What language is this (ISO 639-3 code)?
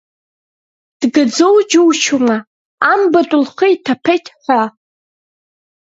abk